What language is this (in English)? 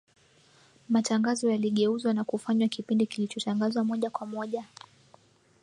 Swahili